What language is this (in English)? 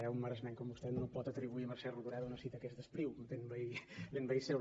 Catalan